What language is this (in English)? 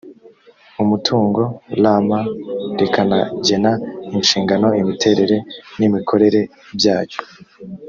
Kinyarwanda